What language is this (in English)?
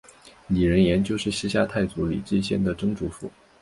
Chinese